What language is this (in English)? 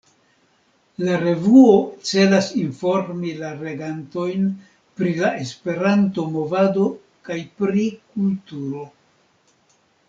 Esperanto